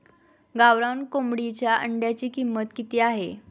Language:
Marathi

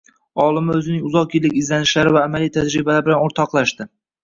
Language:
Uzbek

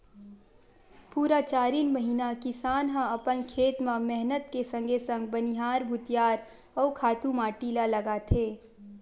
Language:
Chhattisgarhi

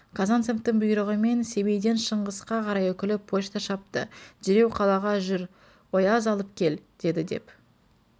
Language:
Kazakh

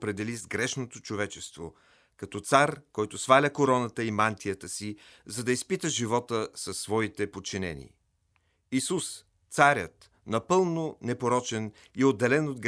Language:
Bulgarian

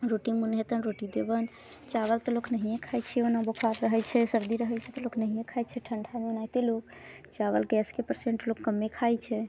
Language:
Maithili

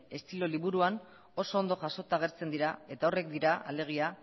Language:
Basque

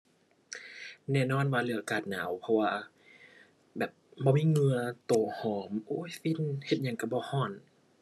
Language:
Thai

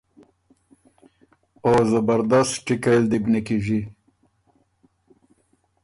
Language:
Ormuri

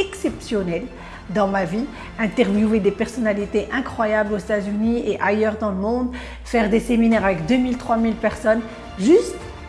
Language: French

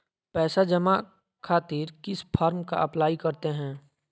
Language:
Magahi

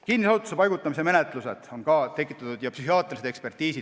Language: Estonian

